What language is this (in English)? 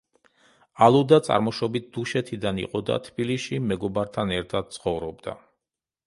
Georgian